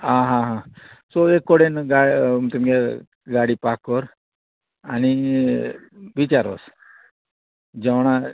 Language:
Konkani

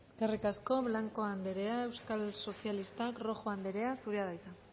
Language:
Basque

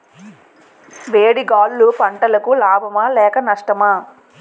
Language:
Telugu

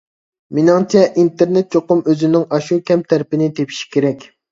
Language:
Uyghur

